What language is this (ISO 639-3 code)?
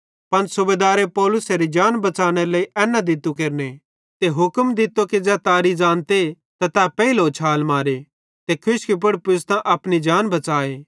bhd